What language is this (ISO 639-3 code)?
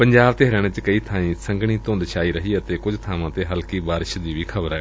pan